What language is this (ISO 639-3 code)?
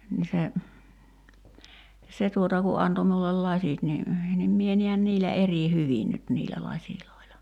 fin